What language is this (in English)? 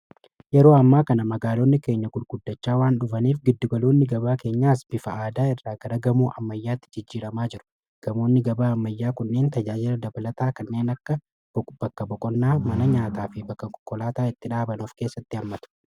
Oromo